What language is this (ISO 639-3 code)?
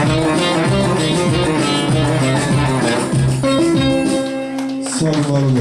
tur